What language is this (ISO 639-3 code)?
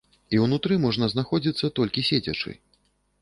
bel